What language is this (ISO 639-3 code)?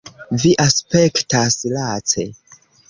epo